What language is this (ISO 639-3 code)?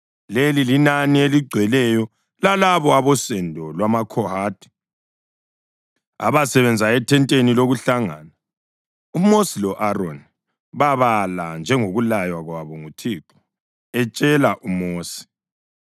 nde